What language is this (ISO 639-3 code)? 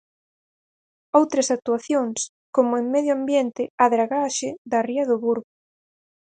glg